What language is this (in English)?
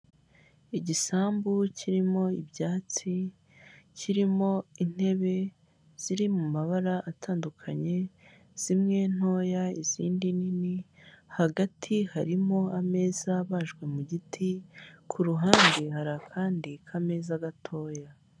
Kinyarwanda